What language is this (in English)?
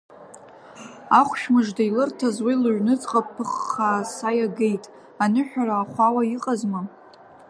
Abkhazian